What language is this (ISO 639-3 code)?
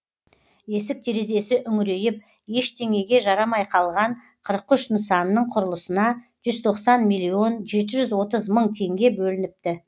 kaz